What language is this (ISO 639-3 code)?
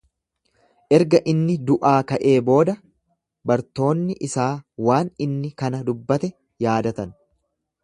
orm